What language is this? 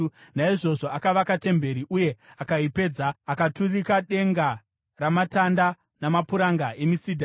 Shona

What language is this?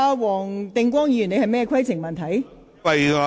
Cantonese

